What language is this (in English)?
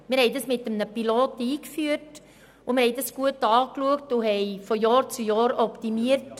Swiss German